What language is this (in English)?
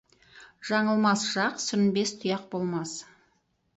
Kazakh